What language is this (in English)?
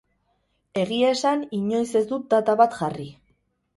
Basque